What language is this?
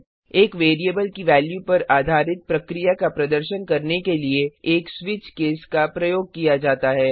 Hindi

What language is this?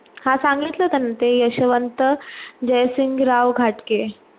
Marathi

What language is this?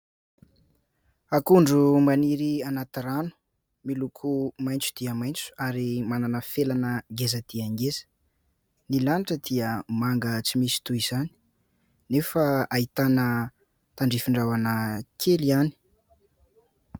Malagasy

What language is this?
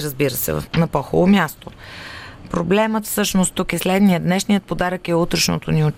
Bulgarian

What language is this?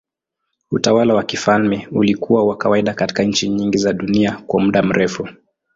Swahili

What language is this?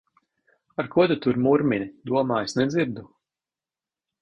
Latvian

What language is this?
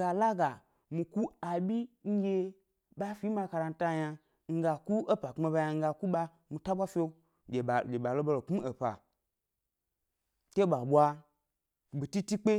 Gbari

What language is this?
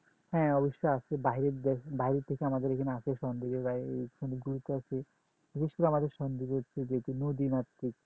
Bangla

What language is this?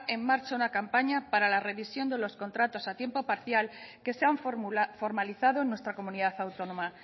Spanish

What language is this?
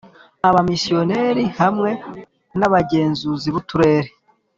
Kinyarwanda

